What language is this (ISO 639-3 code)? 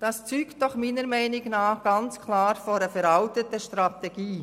gsw